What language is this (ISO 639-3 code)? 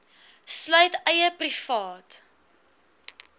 afr